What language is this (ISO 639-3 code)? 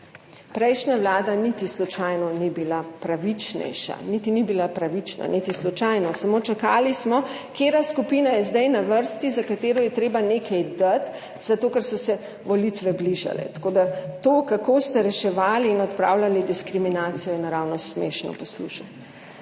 slv